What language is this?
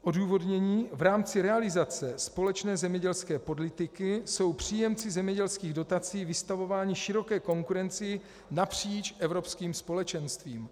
Czech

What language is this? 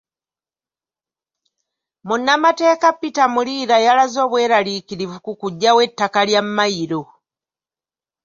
Ganda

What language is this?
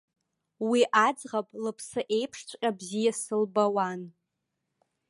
Abkhazian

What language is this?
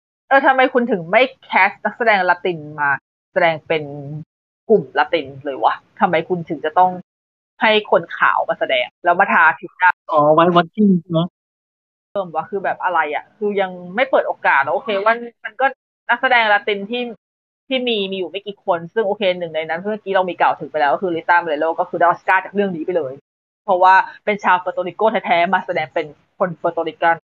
Thai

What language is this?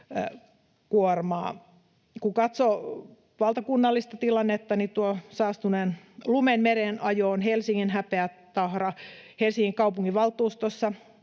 Finnish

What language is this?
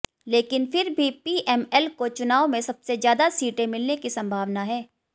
Hindi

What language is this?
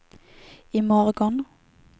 Swedish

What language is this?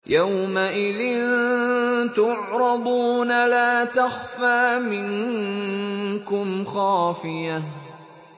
Arabic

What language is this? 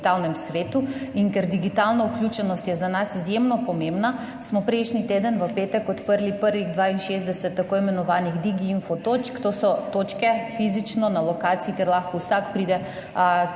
Slovenian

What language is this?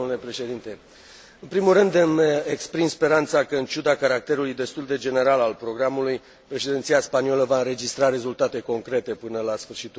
Romanian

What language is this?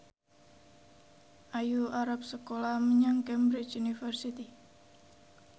Javanese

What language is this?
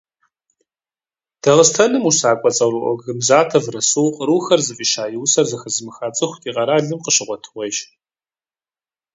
Kabardian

